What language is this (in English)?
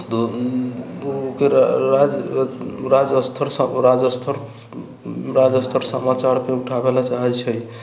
Maithili